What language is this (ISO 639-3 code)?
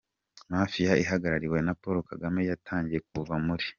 kin